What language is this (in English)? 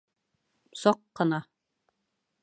Bashkir